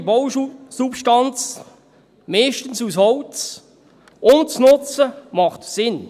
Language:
Swiss German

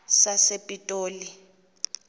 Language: Xhosa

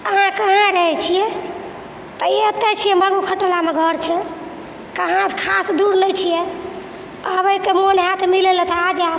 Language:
Maithili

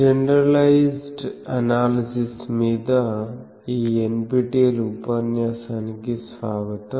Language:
Telugu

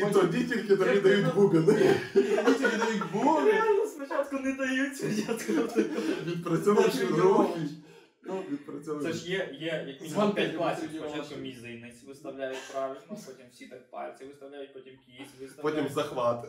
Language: Ukrainian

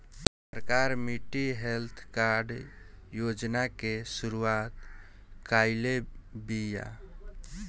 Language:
Bhojpuri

